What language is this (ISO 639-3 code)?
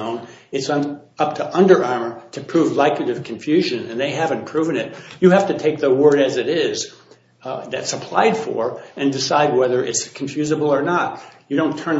eng